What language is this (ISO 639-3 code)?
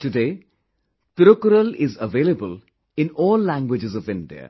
eng